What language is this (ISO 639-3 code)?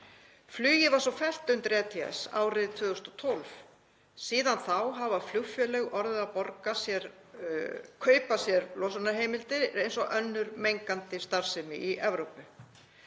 isl